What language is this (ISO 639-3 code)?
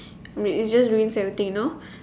eng